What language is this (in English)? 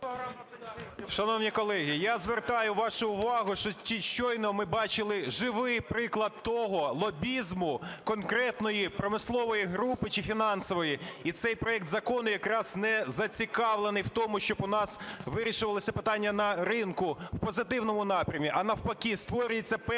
Ukrainian